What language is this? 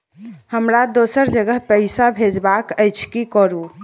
Maithili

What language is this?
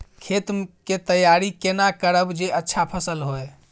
Maithili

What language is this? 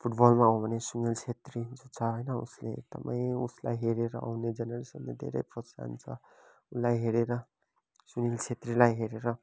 Nepali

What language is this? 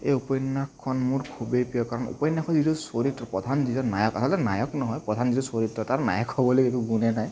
Assamese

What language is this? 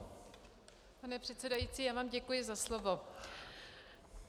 Czech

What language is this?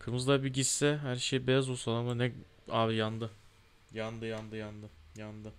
Turkish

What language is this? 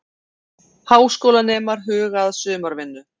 Icelandic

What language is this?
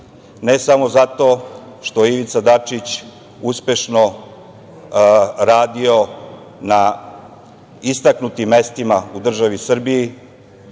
Serbian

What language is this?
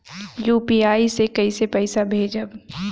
Bhojpuri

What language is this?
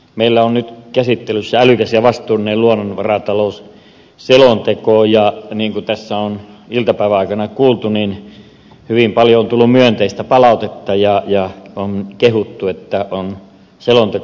Finnish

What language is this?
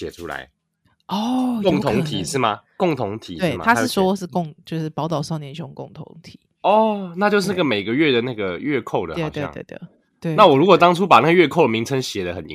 Chinese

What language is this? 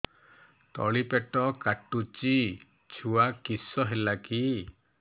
Odia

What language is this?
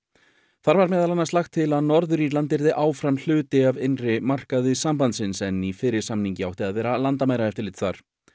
Icelandic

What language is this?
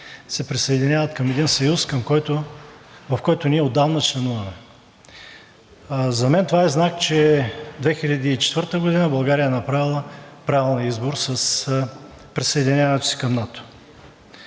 Bulgarian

